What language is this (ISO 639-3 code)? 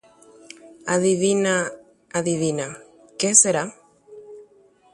grn